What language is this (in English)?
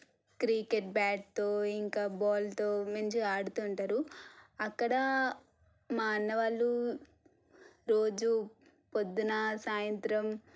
Telugu